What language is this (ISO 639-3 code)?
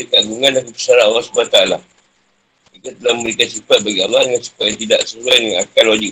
msa